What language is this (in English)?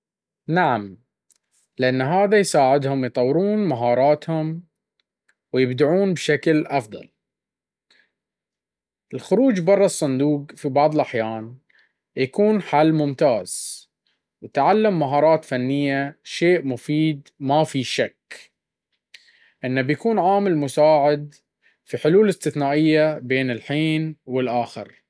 Baharna Arabic